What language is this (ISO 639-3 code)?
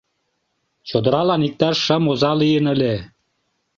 chm